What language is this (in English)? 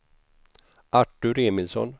Swedish